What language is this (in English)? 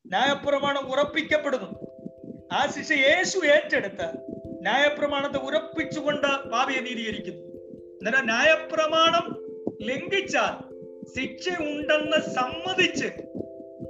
Malayalam